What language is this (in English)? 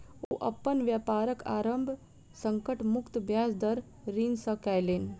Maithili